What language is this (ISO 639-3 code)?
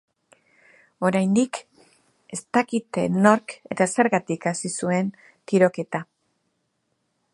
eus